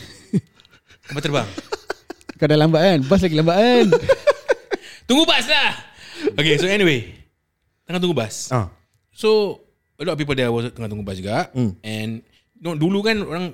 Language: Malay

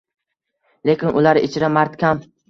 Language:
Uzbek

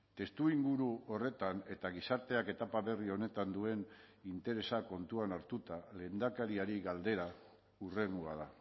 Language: Basque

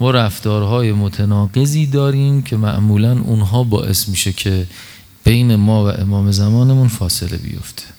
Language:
Persian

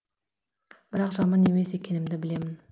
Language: Kazakh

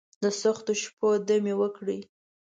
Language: Pashto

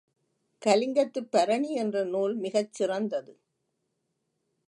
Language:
Tamil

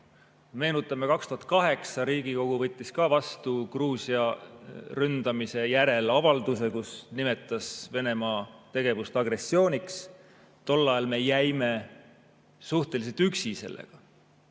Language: Estonian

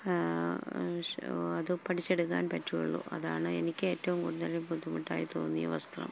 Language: Malayalam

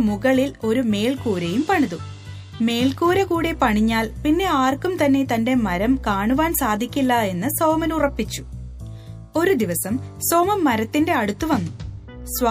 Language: Malayalam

